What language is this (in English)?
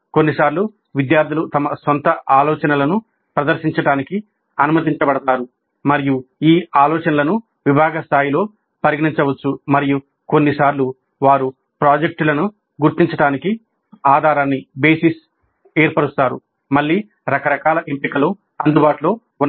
Telugu